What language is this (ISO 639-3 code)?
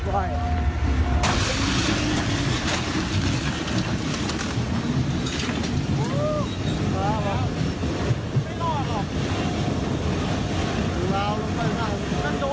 tha